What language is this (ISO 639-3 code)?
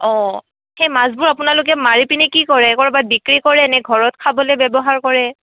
asm